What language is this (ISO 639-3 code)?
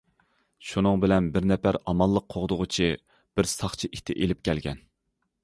uig